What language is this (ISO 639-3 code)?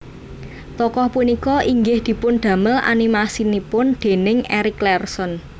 jav